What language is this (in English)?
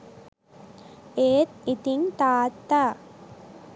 Sinhala